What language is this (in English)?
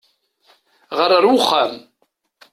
Kabyle